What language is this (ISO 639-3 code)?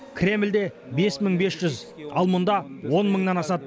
kaz